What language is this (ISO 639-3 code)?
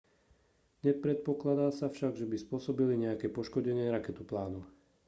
slk